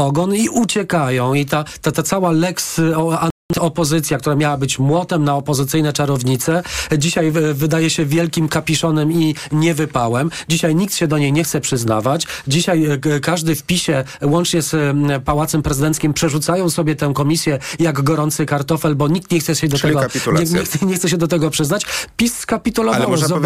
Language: Polish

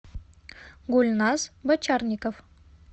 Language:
Russian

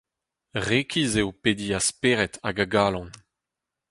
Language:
Breton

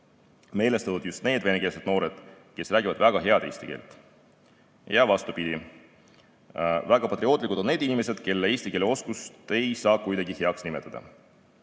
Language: Estonian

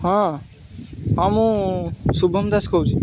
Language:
Odia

